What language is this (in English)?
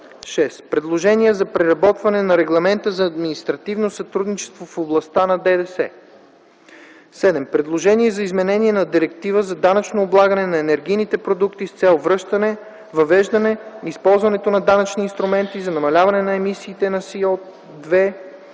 Bulgarian